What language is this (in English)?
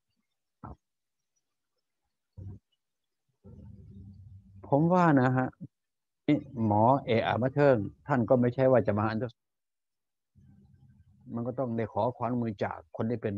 Thai